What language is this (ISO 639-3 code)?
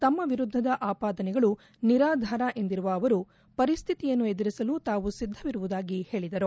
kan